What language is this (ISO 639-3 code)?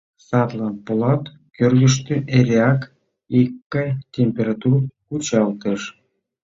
chm